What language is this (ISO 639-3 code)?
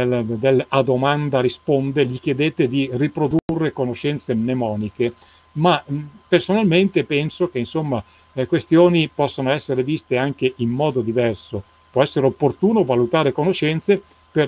ita